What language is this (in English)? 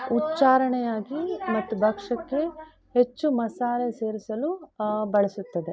Kannada